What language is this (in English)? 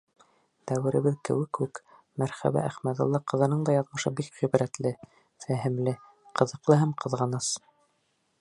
Bashkir